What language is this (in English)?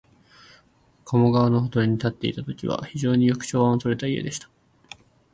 Japanese